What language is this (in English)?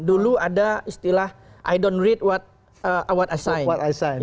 Indonesian